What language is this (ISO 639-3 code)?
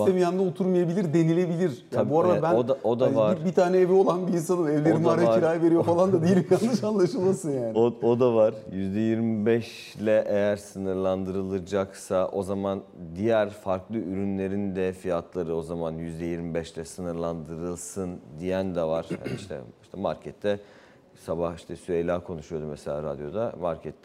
tur